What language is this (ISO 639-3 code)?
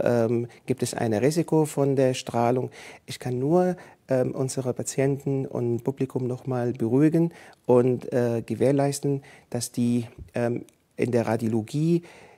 deu